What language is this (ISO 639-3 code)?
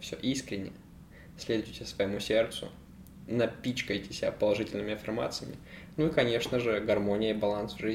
rus